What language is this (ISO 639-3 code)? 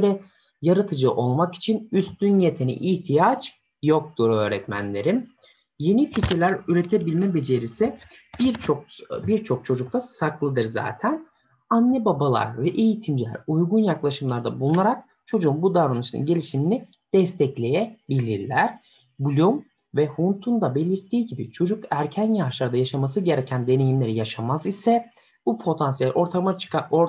tur